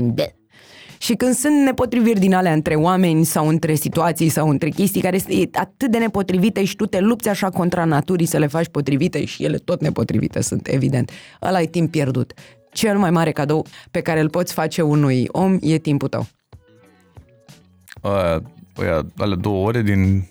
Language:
Romanian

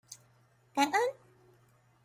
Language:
Chinese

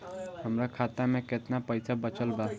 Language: Bhojpuri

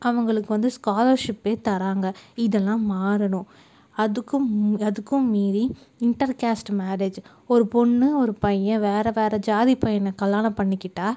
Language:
Tamil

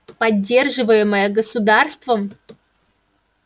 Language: Russian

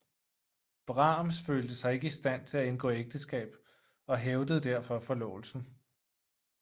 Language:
Danish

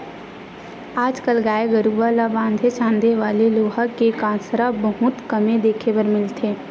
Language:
Chhattisgarhi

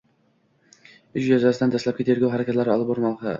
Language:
Uzbek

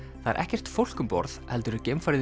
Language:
Icelandic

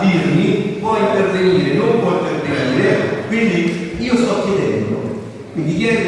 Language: Italian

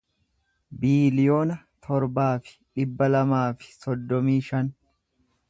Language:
Oromo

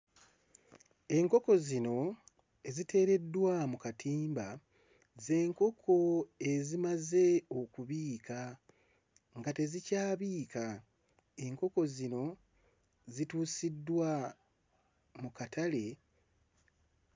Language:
Ganda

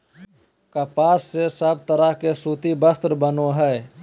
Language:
Magahi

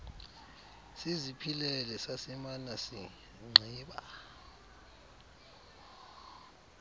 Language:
Xhosa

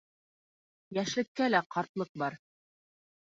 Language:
Bashkir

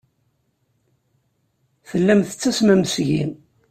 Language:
Kabyle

